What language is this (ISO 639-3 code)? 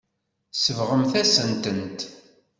kab